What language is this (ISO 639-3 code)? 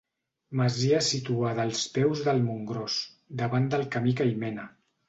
cat